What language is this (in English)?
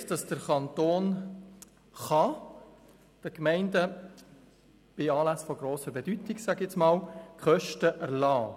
Swiss German